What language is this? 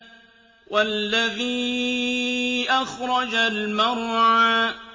Arabic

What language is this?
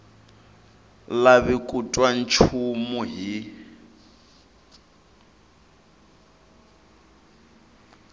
Tsonga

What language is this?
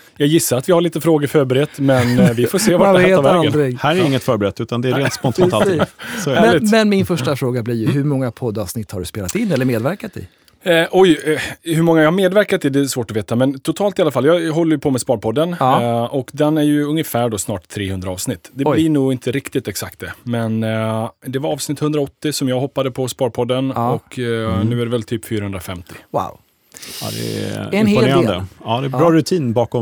Swedish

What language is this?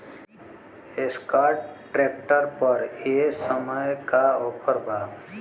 Bhojpuri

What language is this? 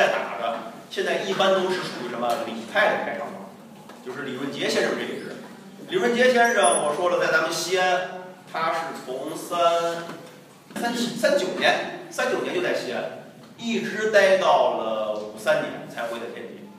Chinese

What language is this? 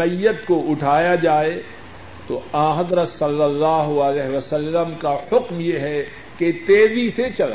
Urdu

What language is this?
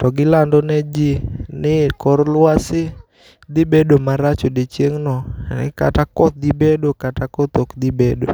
Luo (Kenya and Tanzania)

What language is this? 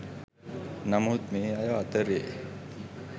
Sinhala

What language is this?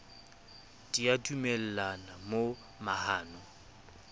Southern Sotho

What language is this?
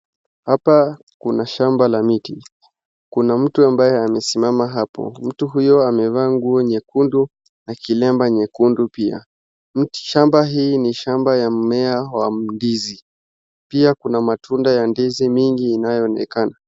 Swahili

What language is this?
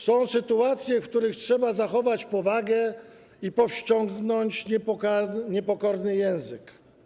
Polish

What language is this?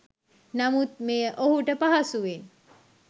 Sinhala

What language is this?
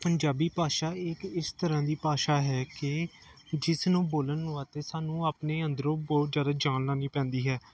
Punjabi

